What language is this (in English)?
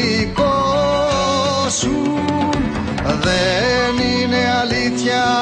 Greek